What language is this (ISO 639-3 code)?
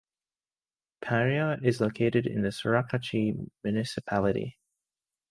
eng